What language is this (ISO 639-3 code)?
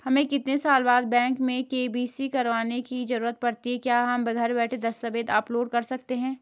hin